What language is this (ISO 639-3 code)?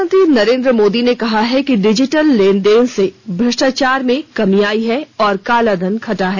hin